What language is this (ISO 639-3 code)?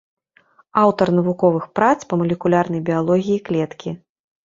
bel